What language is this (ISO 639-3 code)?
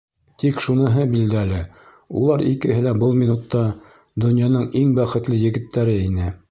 bak